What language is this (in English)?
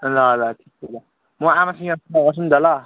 Nepali